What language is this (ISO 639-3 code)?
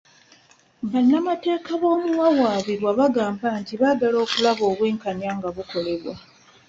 lug